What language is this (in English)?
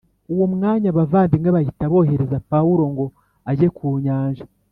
Kinyarwanda